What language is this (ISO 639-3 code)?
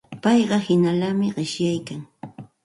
qxt